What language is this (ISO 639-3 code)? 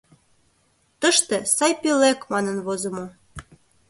chm